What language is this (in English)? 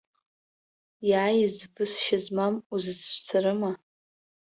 Abkhazian